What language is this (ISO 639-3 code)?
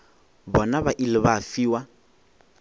nso